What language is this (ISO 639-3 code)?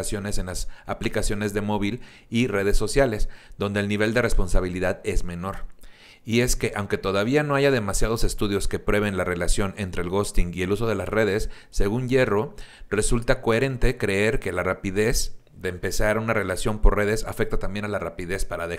spa